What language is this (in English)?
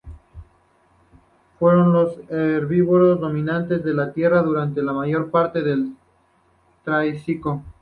Spanish